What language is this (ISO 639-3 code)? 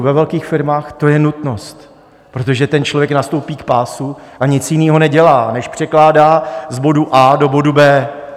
ces